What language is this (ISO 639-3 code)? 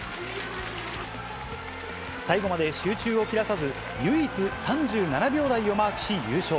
jpn